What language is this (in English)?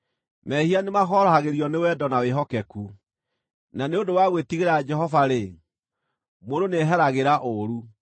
Kikuyu